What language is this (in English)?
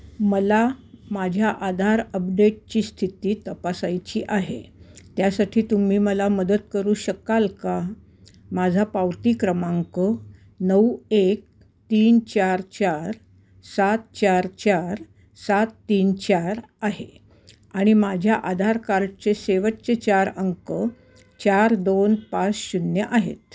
Marathi